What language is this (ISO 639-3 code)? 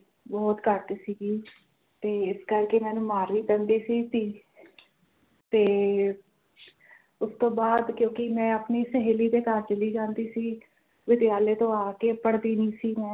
pan